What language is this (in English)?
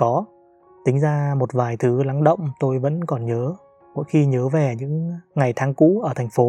Vietnamese